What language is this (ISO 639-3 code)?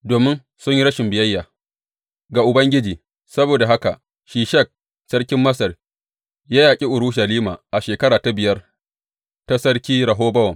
hau